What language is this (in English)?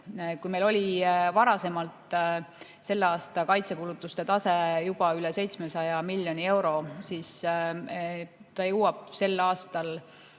Estonian